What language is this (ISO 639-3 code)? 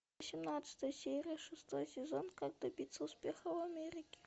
rus